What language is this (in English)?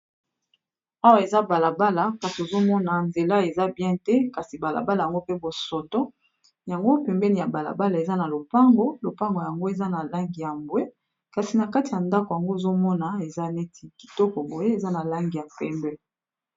Lingala